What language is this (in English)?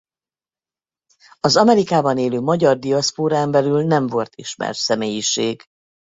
Hungarian